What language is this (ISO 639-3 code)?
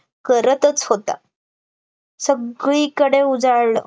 mar